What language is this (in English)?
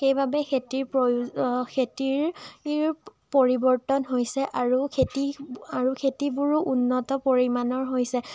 Assamese